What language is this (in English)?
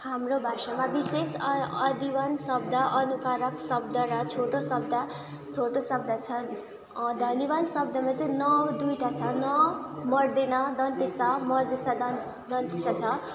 Nepali